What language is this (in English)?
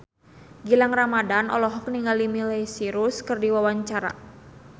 Sundanese